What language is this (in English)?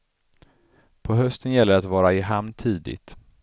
Swedish